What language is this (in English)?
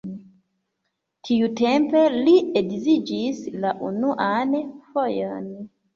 Esperanto